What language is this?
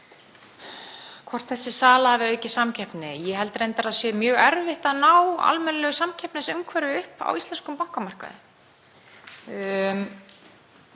Icelandic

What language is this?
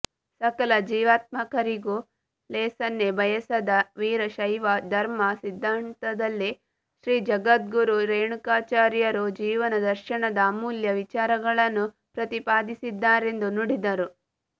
Kannada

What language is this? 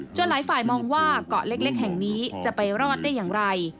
Thai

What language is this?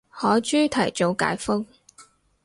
Cantonese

